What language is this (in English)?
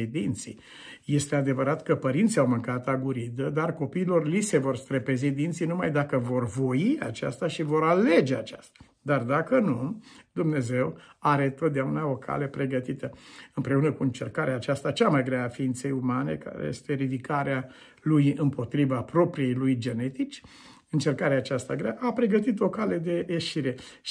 Romanian